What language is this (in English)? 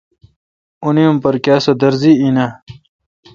Kalkoti